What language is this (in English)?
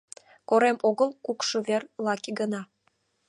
Mari